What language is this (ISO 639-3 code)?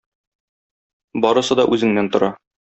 tat